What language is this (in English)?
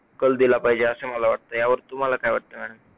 Marathi